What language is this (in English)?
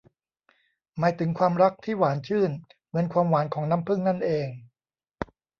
Thai